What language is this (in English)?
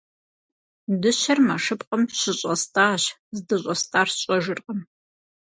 Kabardian